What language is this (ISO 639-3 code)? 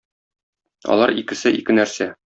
tat